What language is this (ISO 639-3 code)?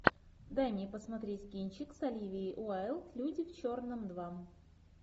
rus